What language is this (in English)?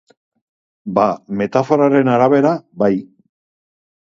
Basque